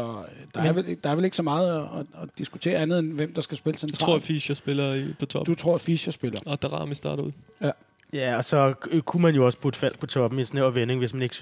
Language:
Danish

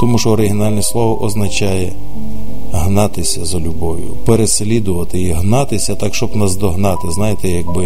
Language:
Ukrainian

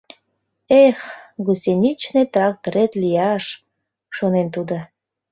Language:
Mari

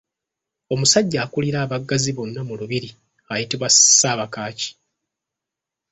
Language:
Ganda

